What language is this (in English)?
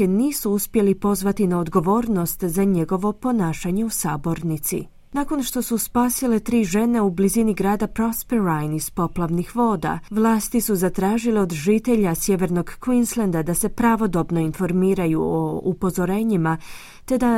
Croatian